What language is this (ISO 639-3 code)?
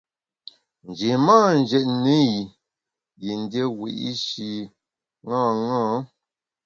bax